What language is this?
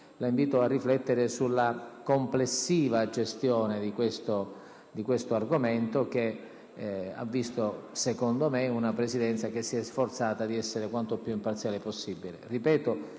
Italian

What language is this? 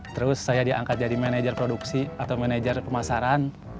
Indonesian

